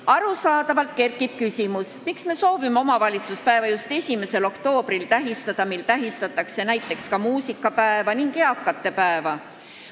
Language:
Estonian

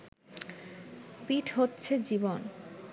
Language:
Bangla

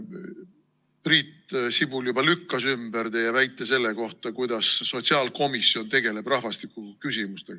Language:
Estonian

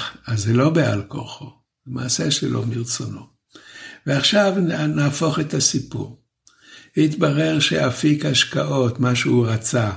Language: Hebrew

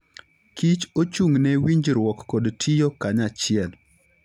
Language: Luo (Kenya and Tanzania)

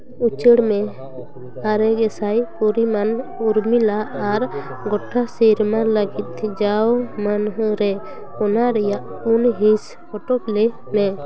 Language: Santali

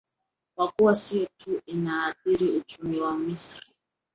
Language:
Swahili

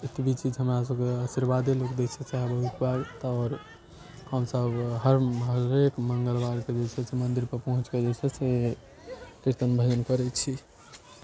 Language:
Maithili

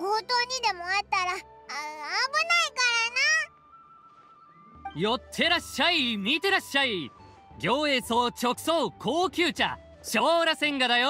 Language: Japanese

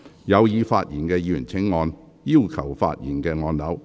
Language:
Cantonese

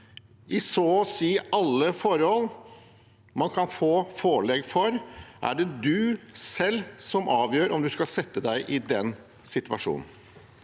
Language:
Norwegian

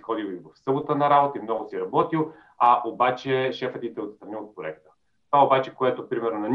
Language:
Bulgarian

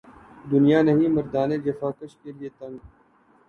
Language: Urdu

